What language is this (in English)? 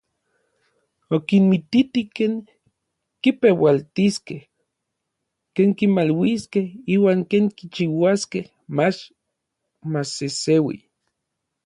Orizaba Nahuatl